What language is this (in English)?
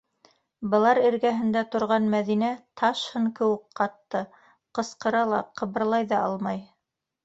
Bashkir